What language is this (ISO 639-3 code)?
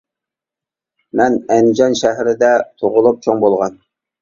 uig